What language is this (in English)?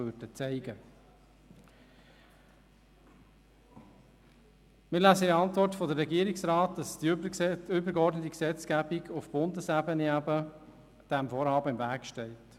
Swiss German